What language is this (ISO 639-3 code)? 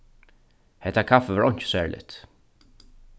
fao